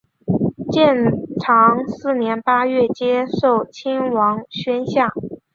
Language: Chinese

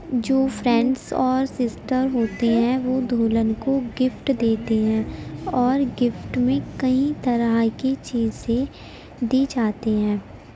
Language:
Urdu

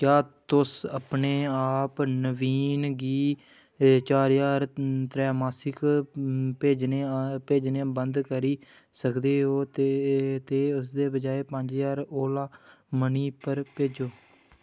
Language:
Dogri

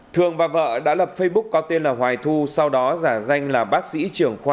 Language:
Vietnamese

